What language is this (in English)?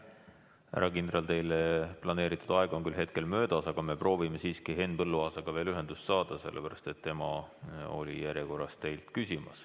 Estonian